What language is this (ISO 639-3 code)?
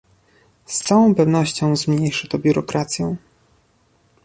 pol